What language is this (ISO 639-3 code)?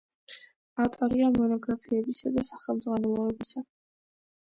kat